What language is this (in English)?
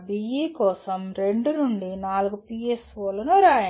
Telugu